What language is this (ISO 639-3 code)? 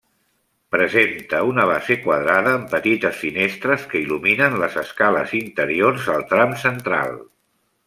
cat